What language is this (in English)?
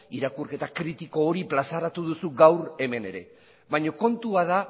Basque